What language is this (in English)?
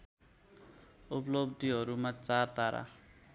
Nepali